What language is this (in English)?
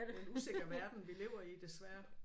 Danish